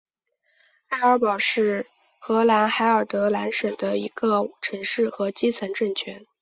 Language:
Chinese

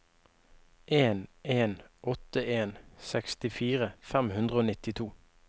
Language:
Norwegian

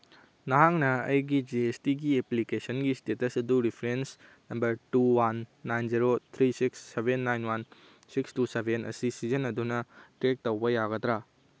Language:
Manipuri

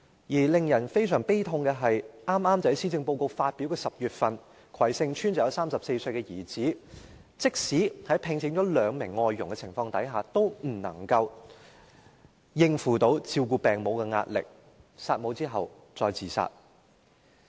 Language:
Cantonese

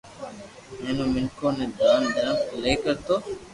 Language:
Loarki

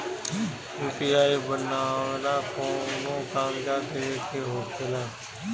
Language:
Bhojpuri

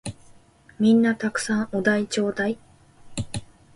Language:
Japanese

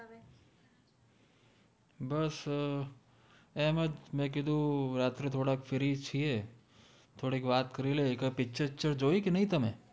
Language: Gujarati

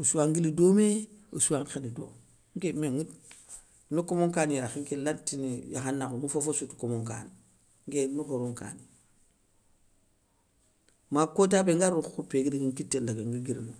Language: Soninke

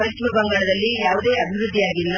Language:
Kannada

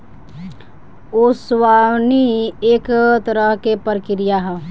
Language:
Bhojpuri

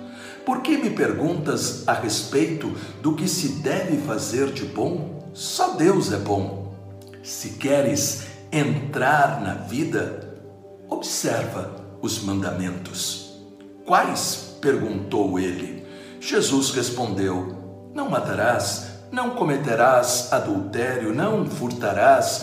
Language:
Portuguese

